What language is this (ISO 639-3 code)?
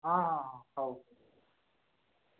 ori